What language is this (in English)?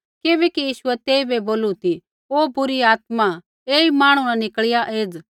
Kullu Pahari